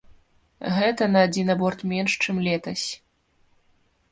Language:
Belarusian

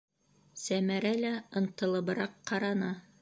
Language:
Bashkir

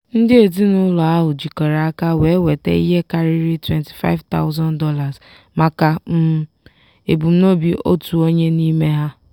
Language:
Igbo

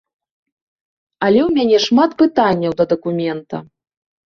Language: Belarusian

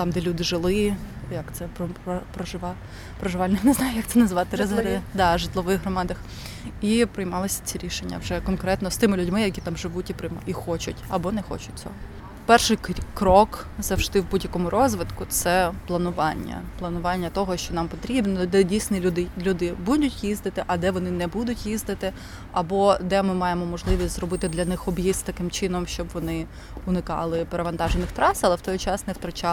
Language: Ukrainian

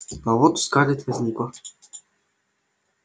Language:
Russian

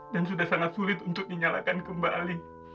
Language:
Indonesian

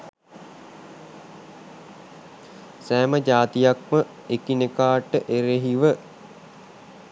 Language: Sinhala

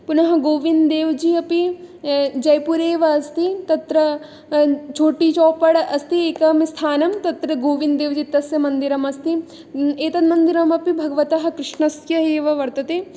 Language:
Sanskrit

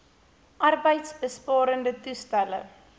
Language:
Afrikaans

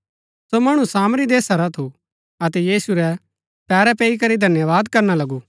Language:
Gaddi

